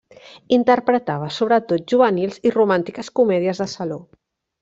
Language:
Catalan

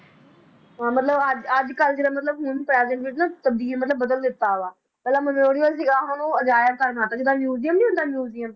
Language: Punjabi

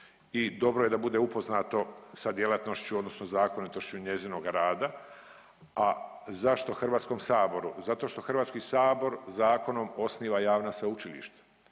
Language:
Croatian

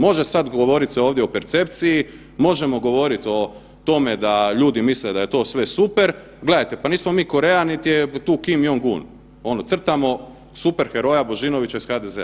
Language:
Croatian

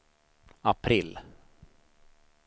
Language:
Swedish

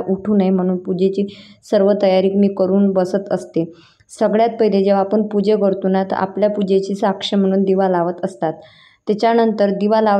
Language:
Hindi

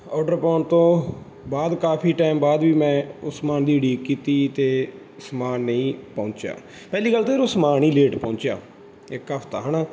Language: Punjabi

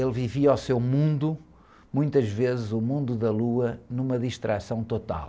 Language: Portuguese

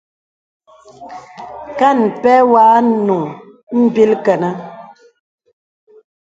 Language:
Bebele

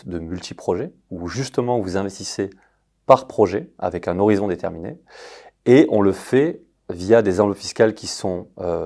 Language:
French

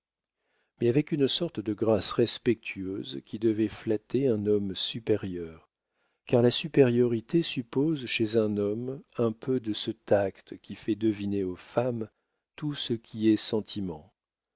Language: French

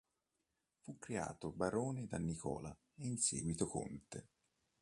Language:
Italian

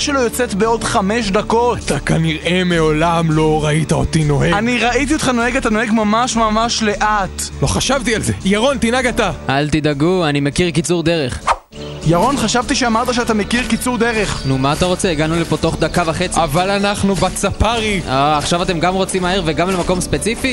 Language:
Hebrew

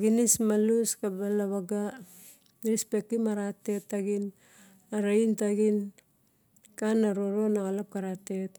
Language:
Barok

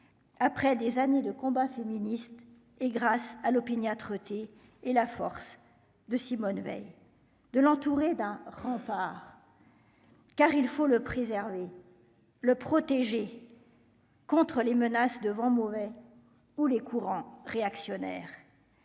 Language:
French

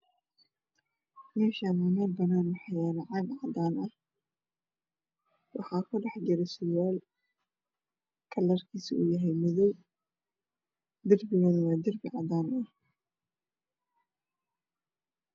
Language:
Somali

